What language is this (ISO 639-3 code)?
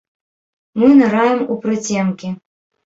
bel